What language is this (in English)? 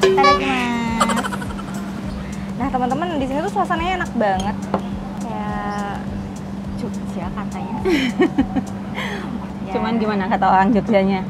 Indonesian